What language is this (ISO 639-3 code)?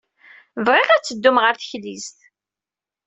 kab